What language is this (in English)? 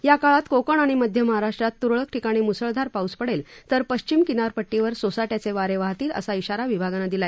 Marathi